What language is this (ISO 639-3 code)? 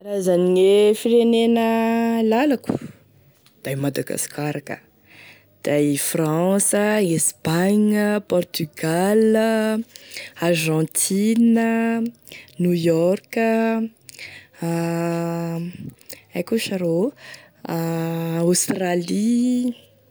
tkg